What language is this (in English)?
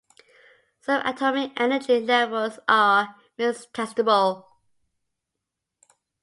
English